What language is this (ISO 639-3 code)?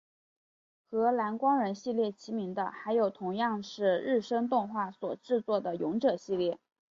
zho